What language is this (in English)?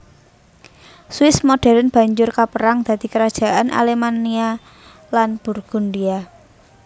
Javanese